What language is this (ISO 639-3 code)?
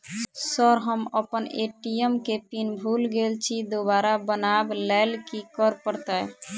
mai